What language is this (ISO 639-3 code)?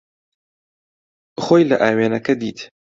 ckb